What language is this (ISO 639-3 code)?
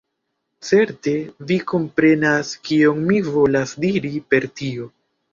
epo